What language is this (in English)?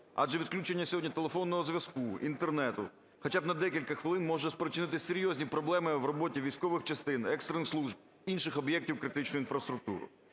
Ukrainian